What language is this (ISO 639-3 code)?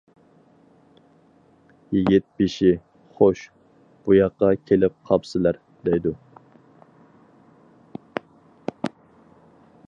uig